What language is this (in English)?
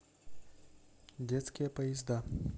Russian